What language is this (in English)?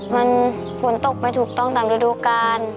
Thai